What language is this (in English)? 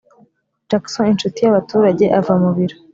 Kinyarwanda